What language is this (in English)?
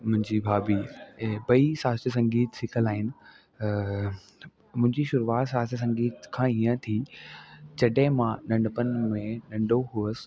Sindhi